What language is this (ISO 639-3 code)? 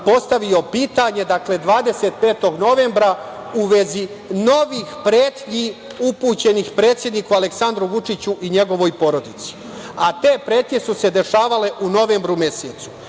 srp